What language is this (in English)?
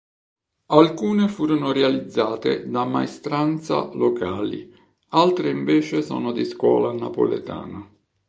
Italian